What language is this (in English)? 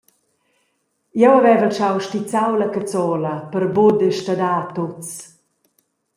Romansh